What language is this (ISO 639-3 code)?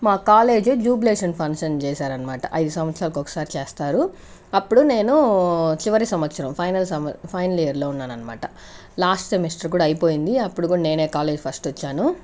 tel